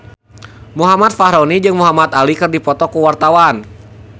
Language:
Sundanese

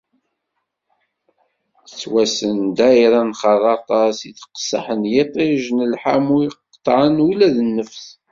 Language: Kabyle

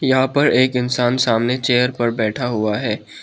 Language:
Hindi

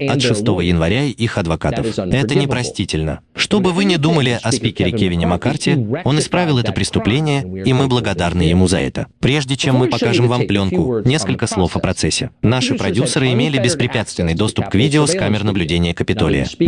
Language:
Russian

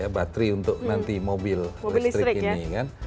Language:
Indonesian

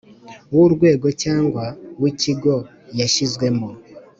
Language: Kinyarwanda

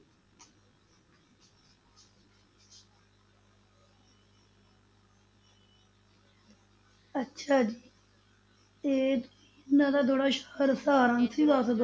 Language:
Punjabi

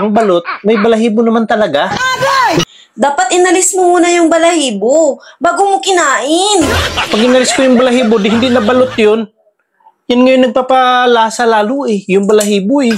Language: Filipino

